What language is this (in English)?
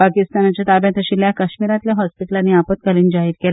Konkani